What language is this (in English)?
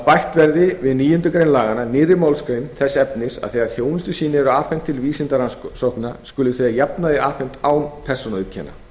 Icelandic